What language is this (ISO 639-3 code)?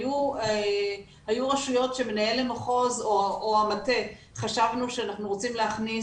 heb